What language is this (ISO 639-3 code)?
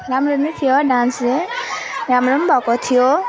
nep